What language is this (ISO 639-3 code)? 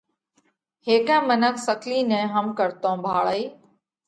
kvx